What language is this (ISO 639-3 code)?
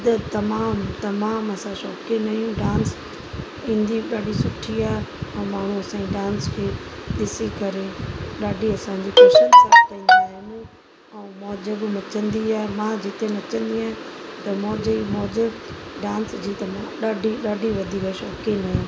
snd